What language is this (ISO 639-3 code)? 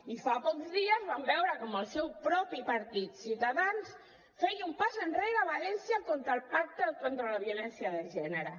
cat